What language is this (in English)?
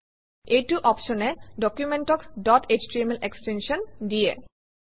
Assamese